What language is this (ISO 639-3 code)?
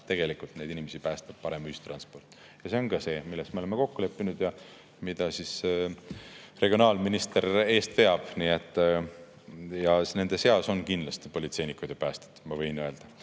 est